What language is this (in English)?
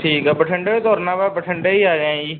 Punjabi